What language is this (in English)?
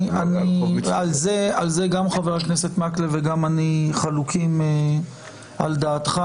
Hebrew